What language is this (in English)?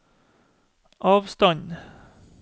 Norwegian